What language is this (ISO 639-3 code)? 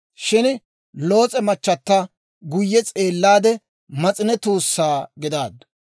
dwr